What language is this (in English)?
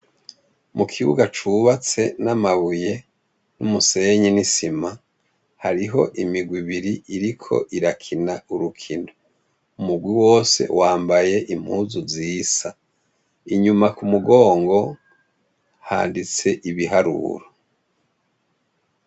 Rundi